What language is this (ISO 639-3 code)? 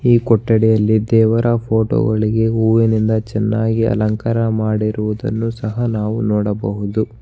kan